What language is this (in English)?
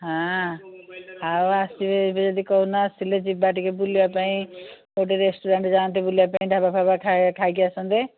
Odia